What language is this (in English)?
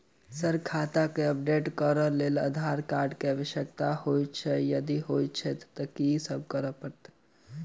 Maithili